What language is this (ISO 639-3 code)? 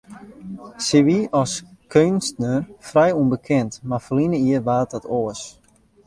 fry